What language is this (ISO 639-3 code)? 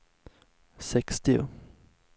swe